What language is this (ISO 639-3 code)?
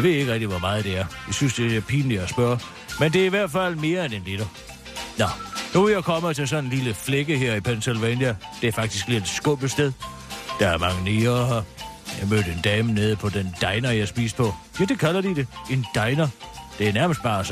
dan